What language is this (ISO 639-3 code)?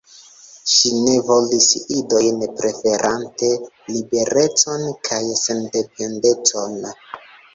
epo